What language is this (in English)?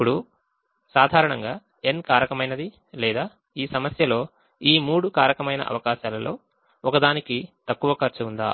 Telugu